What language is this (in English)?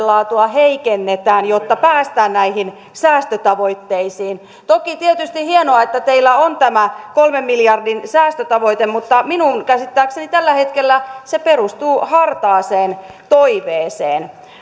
Finnish